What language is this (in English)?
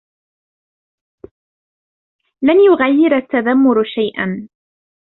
Arabic